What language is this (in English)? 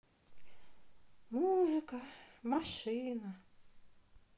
Russian